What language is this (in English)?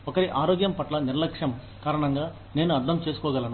Telugu